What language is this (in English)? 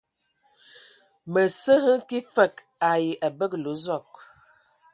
Ewondo